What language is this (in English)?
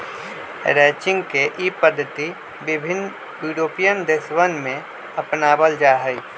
Magahi